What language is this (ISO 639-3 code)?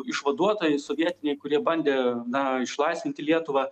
lit